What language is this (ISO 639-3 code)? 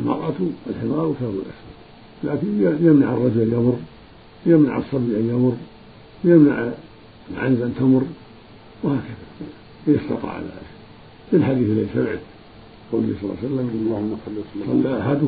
ara